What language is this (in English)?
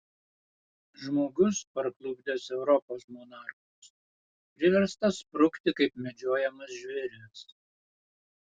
Lithuanian